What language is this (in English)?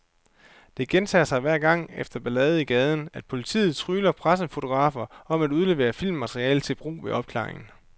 Danish